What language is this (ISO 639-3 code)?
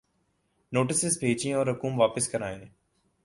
urd